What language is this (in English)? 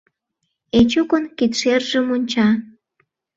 Mari